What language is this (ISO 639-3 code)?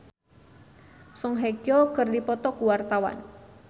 sun